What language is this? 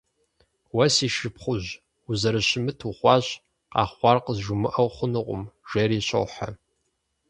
Kabardian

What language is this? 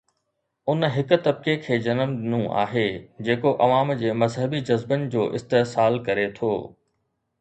Sindhi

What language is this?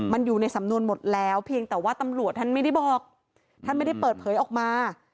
Thai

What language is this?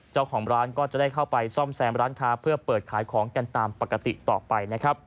Thai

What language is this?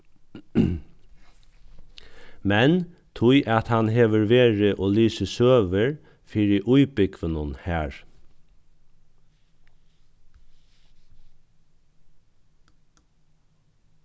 Faroese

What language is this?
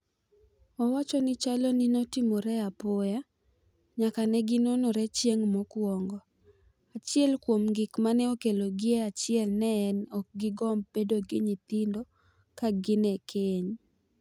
Luo (Kenya and Tanzania)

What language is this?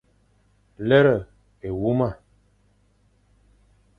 Fang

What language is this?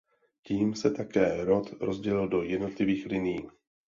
Czech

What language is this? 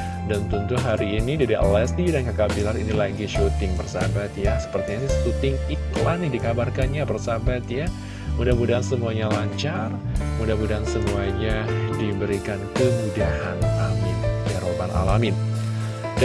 Indonesian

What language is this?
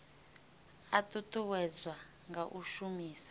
Venda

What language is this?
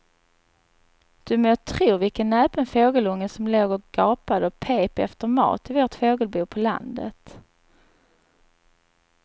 Swedish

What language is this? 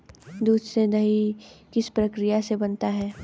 Hindi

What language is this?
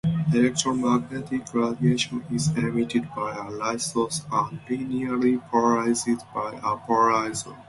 English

